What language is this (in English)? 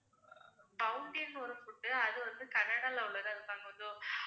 Tamil